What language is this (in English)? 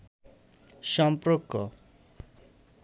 Bangla